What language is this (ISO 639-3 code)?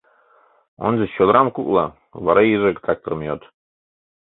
chm